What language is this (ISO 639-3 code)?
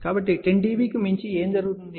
tel